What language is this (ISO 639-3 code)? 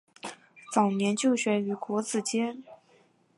zho